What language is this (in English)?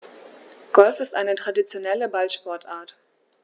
German